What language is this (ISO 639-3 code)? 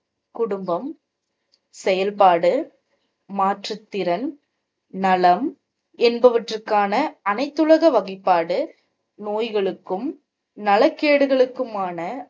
tam